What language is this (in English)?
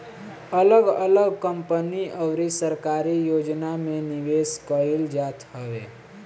Bhojpuri